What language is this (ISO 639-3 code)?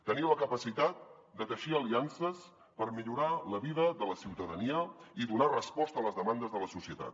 cat